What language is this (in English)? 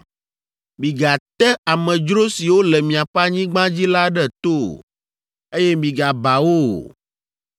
Ewe